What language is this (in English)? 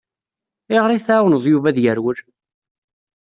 Kabyle